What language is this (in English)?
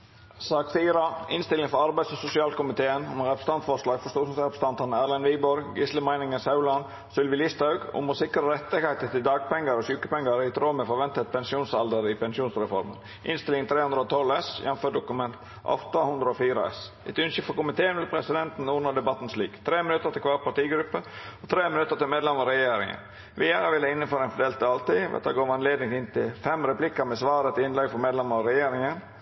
Norwegian Nynorsk